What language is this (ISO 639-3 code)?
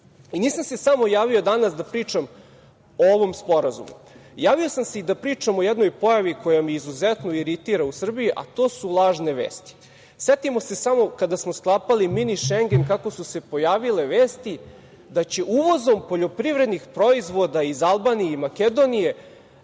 srp